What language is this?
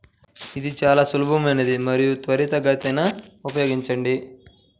Telugu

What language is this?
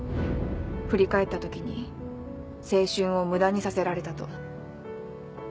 Japanese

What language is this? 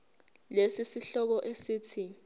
Zulu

